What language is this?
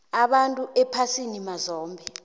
South Ndebele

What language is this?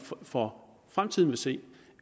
Danish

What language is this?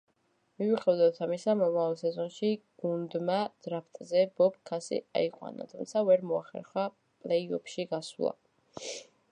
Georgian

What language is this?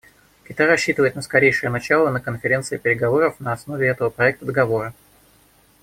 Russian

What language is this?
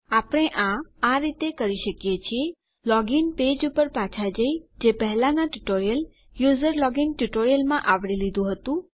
Gujarati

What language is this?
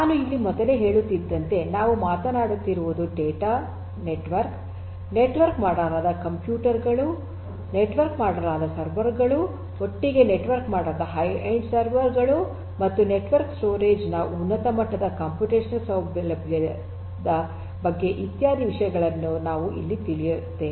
Kannada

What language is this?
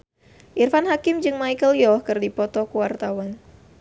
Sundanese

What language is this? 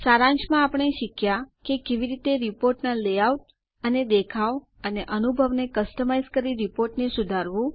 Gujarati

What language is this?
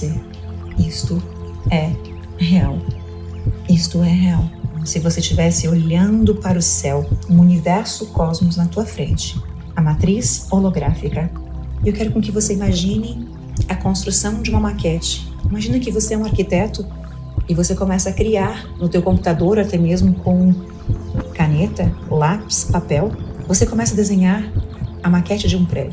Portuguese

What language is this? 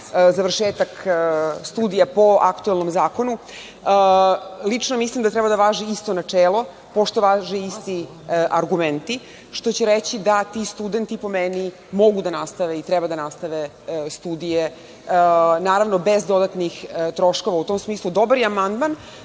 Serbian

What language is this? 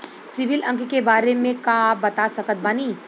Bhojpuri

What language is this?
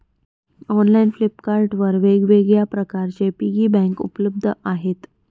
Marathi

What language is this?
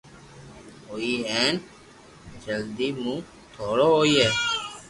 Loarki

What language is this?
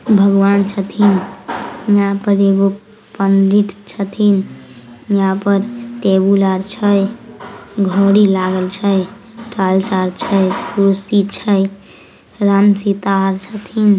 Magahi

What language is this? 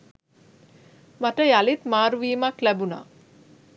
Sinhala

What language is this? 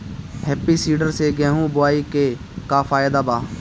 Bhojpuri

